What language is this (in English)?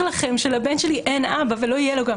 Hebrew